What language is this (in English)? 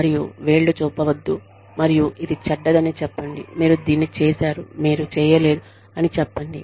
Telugu